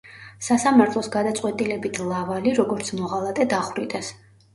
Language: Georgian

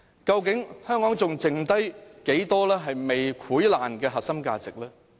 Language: Cantonese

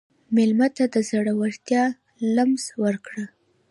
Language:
Pashto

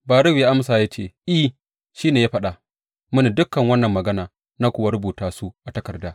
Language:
Hausa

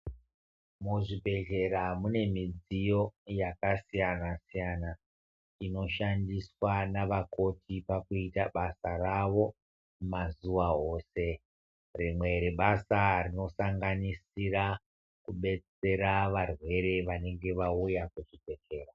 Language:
Ndau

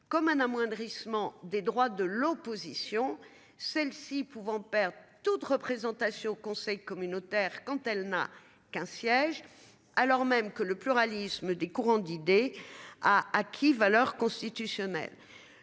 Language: French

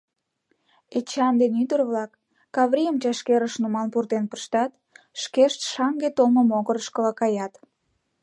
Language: Mari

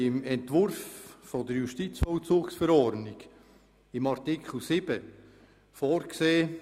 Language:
Swiss German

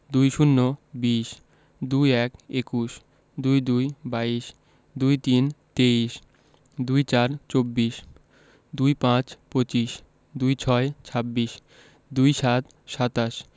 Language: Bangla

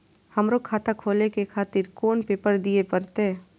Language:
Maithili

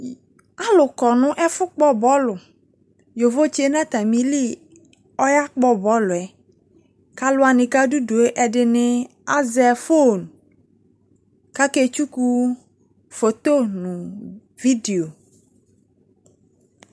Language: Ikposo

